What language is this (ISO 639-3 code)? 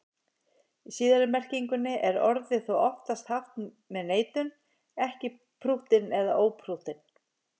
isl